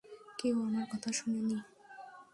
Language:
Bangla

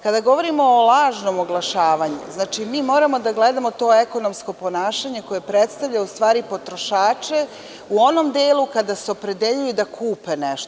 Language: Serbian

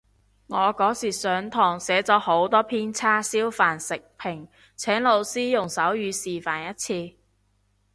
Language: Cantonese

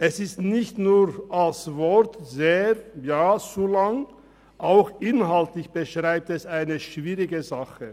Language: Swiss German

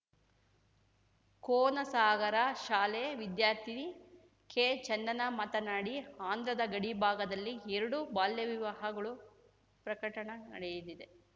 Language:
Kannada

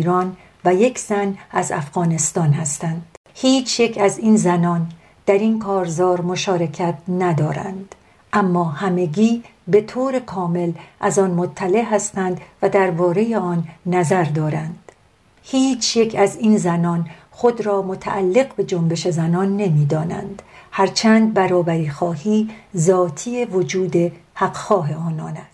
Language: Persian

